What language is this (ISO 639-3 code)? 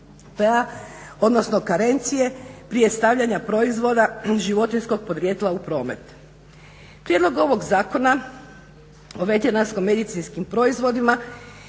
hrv